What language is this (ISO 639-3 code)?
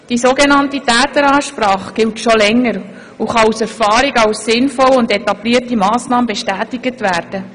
gsw